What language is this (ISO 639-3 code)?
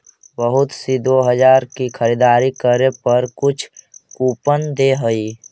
mag